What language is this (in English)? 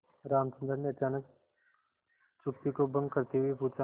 Hindi